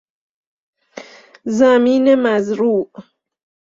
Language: Persian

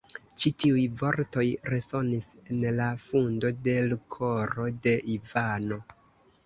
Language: Esperanto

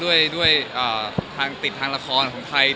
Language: Thai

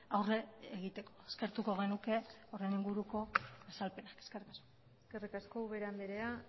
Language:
Basque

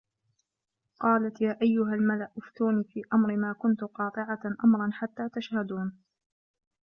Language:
Arabic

